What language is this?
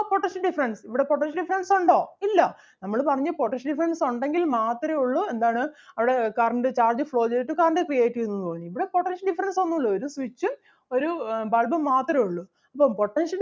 Malayalam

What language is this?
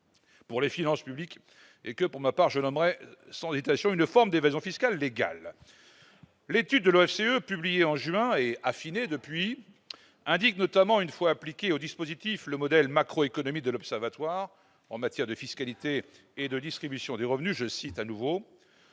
French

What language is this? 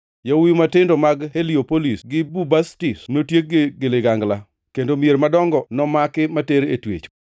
Luo (Kenya and Tanzania)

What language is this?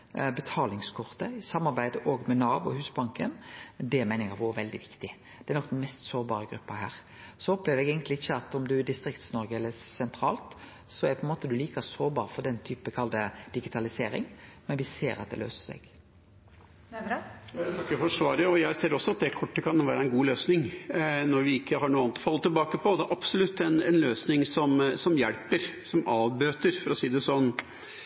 Norwegian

